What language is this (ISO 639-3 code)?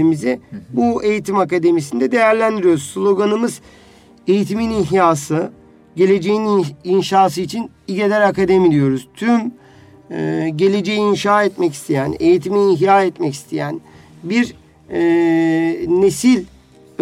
tur